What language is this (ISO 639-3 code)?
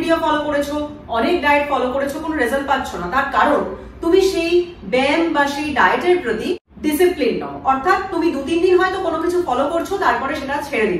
hin